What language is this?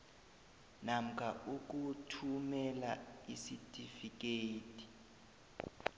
South Ndebele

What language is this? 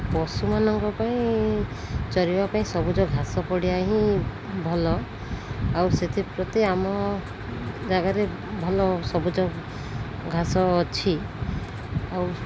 Odia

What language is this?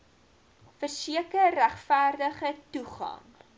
Afrikaans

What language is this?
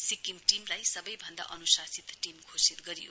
Nepali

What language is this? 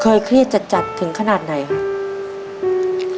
Thai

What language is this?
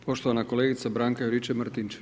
Croatian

